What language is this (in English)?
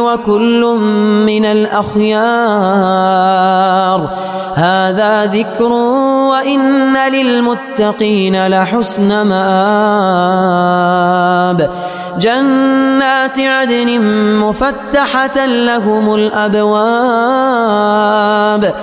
Arabic